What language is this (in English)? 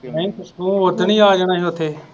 Punjabi